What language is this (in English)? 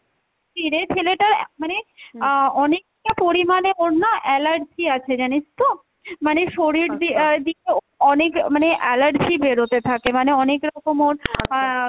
Bangla